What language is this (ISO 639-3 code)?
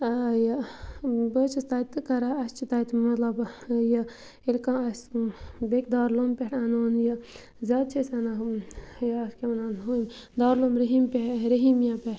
kas